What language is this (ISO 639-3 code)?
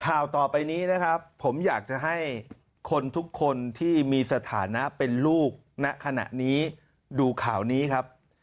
tha